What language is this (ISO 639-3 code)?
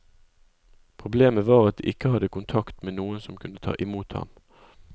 nor